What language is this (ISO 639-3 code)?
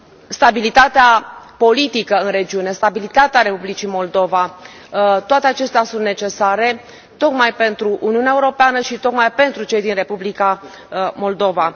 ron